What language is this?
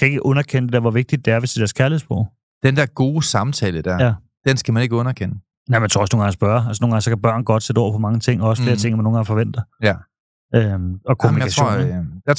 Danish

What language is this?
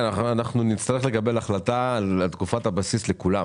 Hebrew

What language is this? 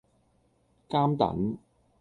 Cantonese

